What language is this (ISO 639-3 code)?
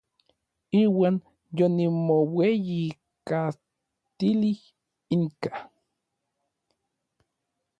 nlv